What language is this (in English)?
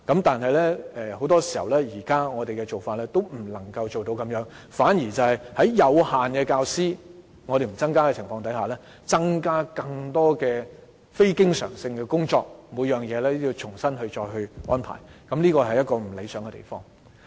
Cantonese